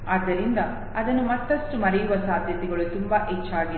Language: Kannada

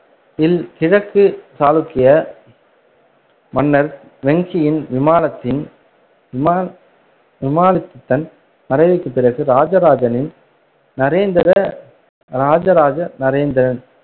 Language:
Tamil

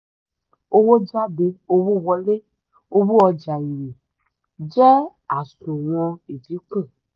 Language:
Yoruba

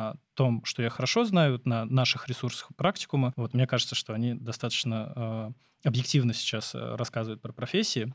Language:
Russian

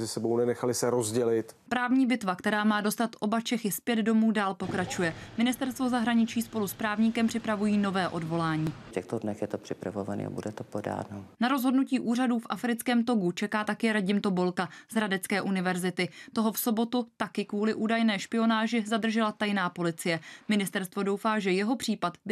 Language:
Czech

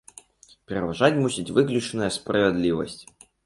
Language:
Belarusian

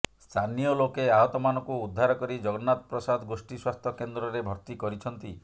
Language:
Odia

